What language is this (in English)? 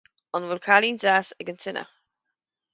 Irish